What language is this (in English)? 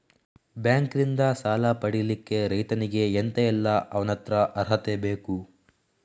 Kannada